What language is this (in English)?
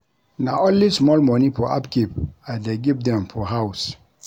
Nigerian Pidgin